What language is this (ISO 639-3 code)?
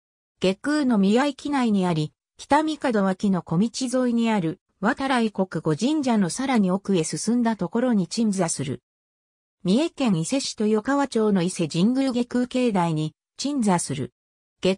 jpn